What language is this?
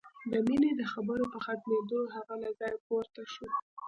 Pashto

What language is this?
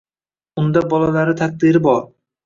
Uzbek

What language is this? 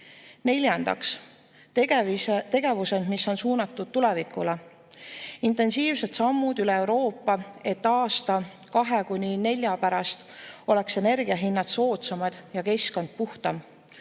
Estonian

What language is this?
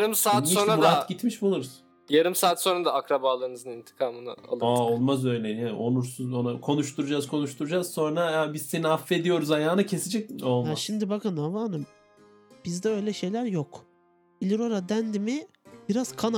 Turkish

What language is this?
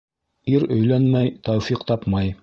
Bashkir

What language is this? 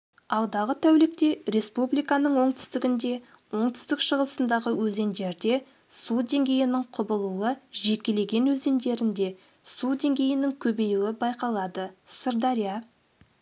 Kazakh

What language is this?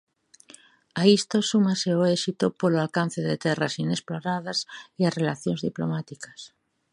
Galician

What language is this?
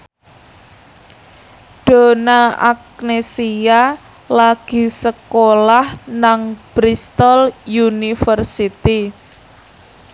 Javanese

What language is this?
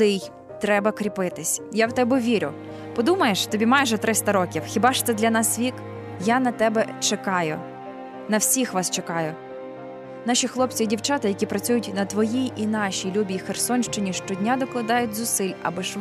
Ukrainian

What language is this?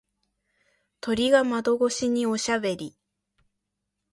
Japanese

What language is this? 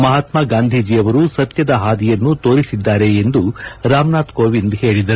Kannada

